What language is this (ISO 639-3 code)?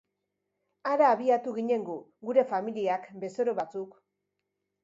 eus